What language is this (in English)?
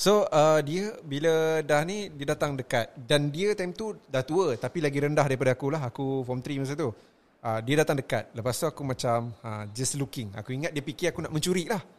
Malay